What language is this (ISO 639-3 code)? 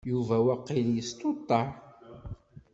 kab